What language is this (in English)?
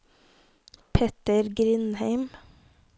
Norwegian